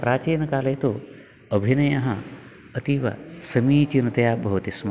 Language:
Sanskrit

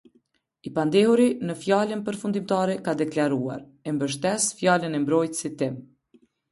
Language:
Albanian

